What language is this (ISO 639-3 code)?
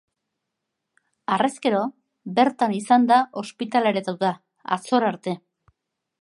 eus